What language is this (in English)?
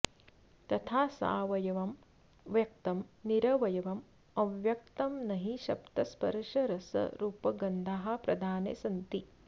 Sanskrit